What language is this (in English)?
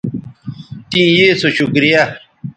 Bateri